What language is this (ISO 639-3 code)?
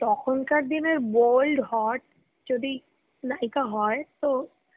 ben